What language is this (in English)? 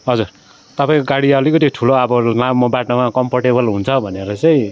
Nepali